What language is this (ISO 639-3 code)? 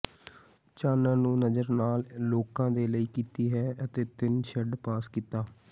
pan